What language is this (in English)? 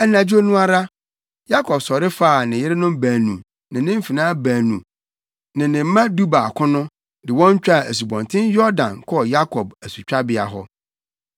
Akan